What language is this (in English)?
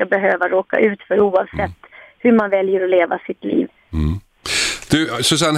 Swedish